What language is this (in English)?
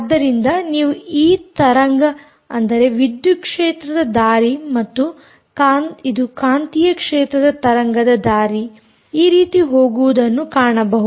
Kannada